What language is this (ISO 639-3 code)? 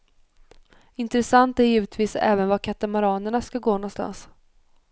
swe